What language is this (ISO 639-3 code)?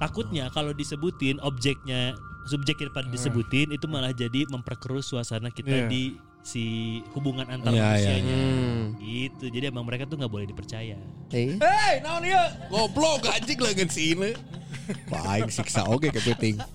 ind